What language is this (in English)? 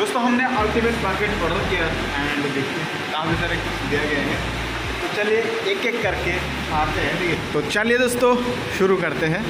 Hindi